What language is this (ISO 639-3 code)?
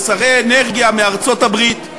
heb